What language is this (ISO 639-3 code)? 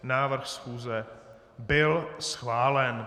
ces